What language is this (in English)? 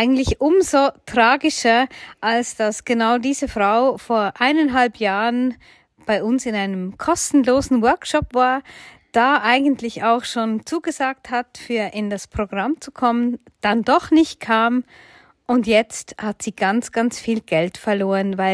German